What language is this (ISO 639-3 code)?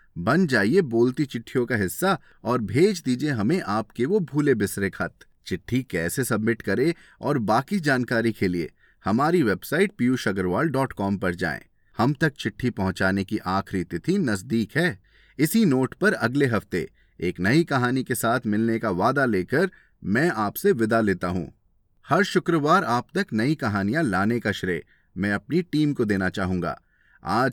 hin